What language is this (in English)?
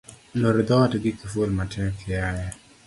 Luo (Kenya and Tanzania)